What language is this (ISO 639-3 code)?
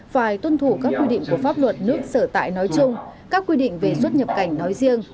vie